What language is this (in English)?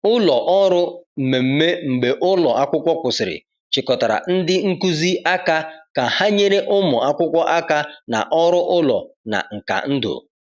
Igbo